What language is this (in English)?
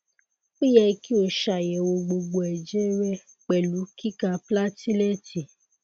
Yoruba